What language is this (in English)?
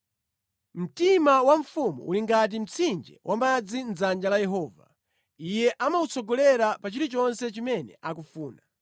Nyanja